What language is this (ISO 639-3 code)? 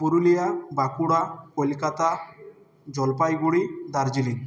ben